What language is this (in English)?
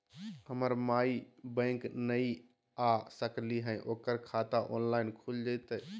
Magahi